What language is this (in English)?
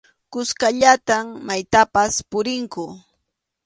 Arequipa-La Unión Quechua